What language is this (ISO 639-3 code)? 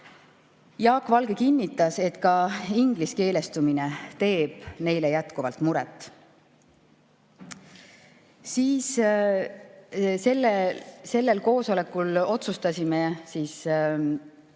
est